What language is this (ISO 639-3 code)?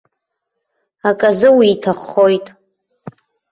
abk